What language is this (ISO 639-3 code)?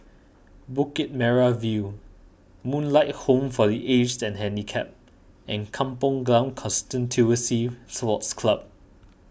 eng